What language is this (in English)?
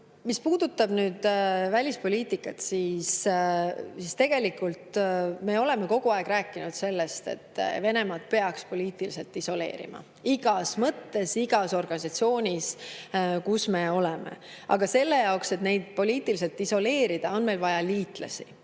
Estonian